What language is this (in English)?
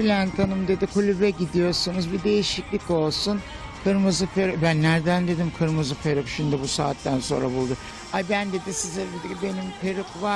Turkish